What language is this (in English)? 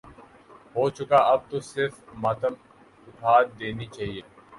Urdu